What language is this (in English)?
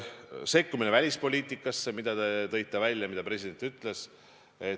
Estonian